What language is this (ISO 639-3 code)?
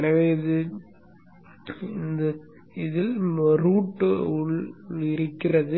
tam